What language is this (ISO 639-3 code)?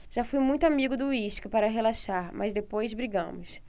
por